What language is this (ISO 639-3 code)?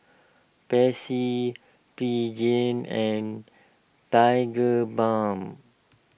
eng